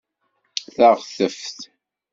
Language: Kabyle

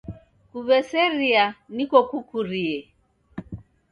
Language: Taita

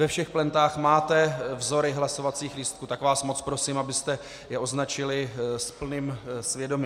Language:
Czech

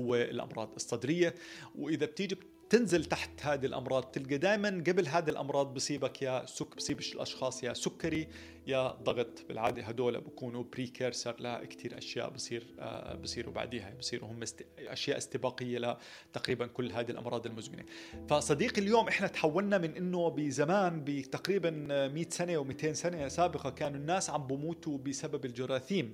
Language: Arabic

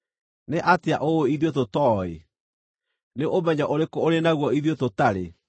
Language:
Kikuyu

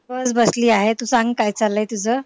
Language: Marathi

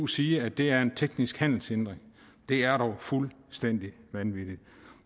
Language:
Danish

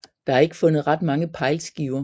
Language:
Danish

